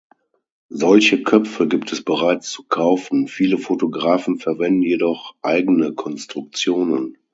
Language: German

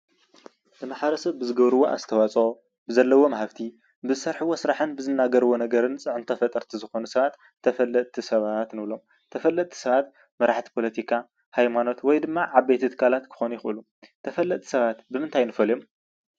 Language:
Tigrinya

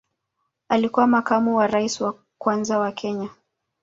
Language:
Swahili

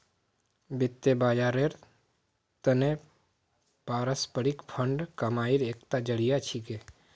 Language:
Magahi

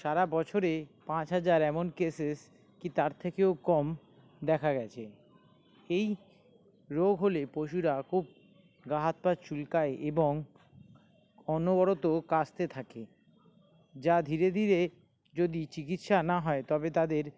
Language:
Bangla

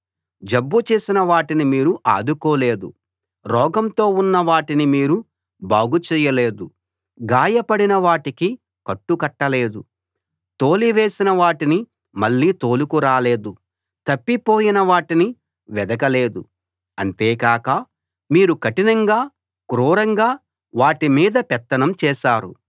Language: Telugu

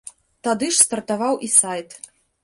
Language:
Belarusian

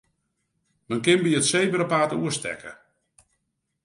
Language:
Western Frisian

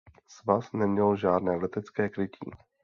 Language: Czech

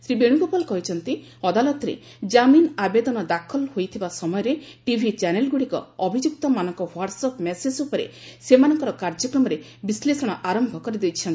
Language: Odia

